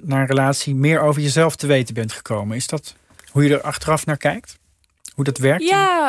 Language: Dutch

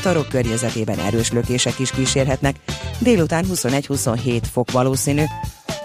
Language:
Hungarian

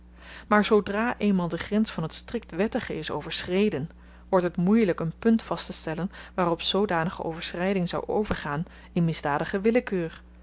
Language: Dutch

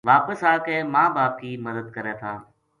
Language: Gujari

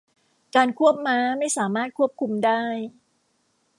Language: Thai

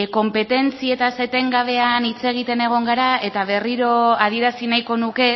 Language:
Basque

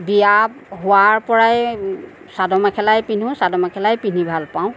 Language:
Assamese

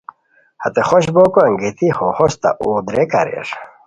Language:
Khowar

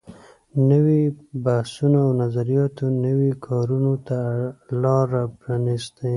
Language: Pashto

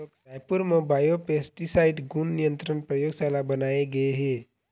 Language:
Chhattisgarhi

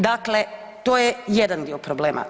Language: Croatian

